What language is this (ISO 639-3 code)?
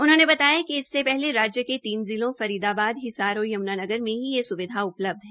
hin